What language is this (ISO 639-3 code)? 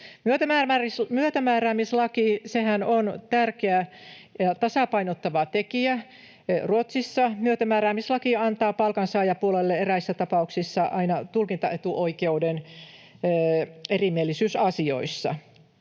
fin